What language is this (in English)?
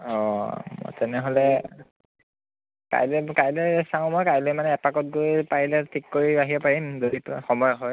Assamese